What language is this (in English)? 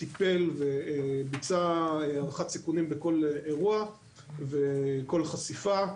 Hebrew